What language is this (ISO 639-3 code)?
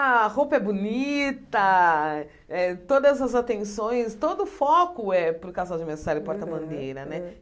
por